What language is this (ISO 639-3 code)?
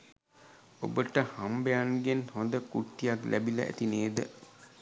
sin